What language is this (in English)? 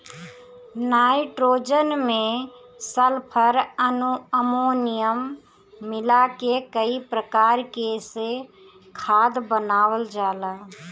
Bhojpuri